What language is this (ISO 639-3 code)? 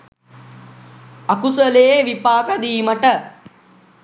sin